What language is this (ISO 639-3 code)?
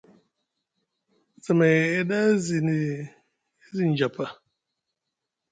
mug